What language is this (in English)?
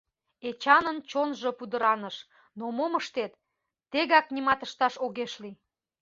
Mari